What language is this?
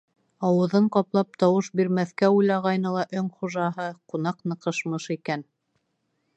Bashkir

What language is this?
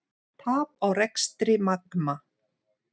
Icelandic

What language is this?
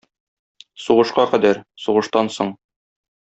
Tatar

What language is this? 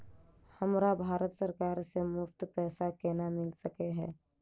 Maithili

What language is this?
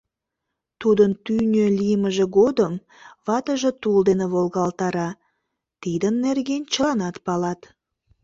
Mari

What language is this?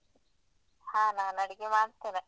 Kannada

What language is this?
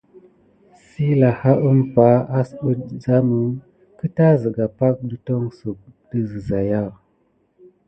Gidar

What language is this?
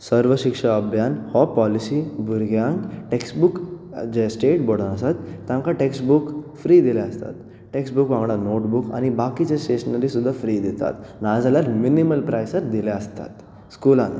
Konkani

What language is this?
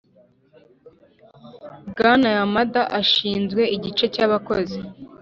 Kinyarwanda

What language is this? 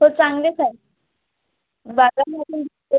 Marathi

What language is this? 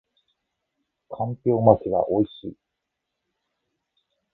Japanese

